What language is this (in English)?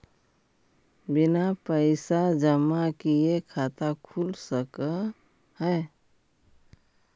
Magahi